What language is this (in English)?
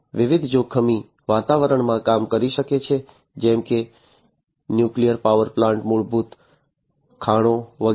Gujarati